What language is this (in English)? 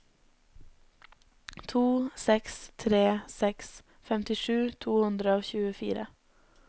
Norwegian